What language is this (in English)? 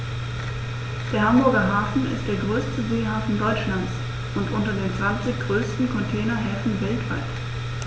German